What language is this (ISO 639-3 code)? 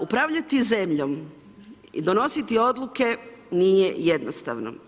hrv